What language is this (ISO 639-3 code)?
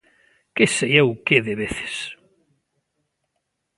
glg